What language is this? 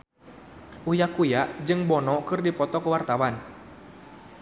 Sundanese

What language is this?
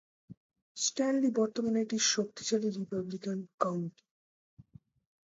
Bangla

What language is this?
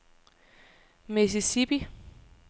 Danish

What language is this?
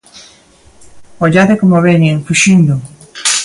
Galician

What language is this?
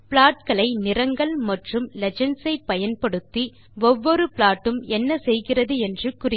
Tamil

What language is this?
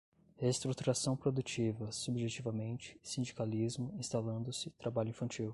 Portuguese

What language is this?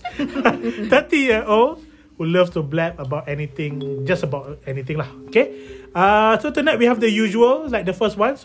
Malay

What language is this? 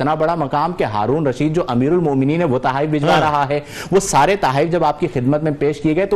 Urdu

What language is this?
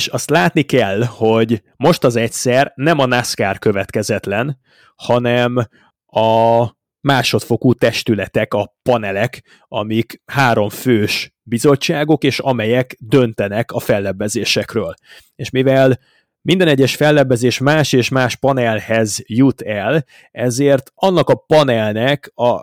Hungarian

